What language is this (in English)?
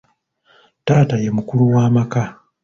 Ganda